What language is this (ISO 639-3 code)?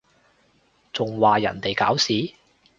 yue